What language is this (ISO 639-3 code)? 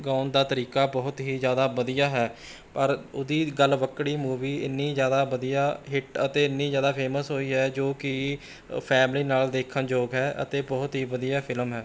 pan